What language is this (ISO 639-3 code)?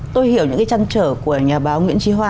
vie